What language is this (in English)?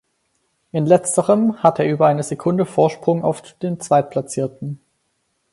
German